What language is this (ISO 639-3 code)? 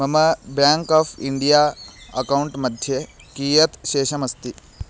san